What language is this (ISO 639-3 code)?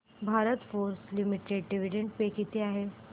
mar